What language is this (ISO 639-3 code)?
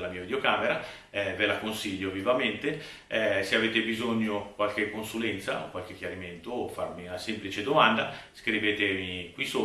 ita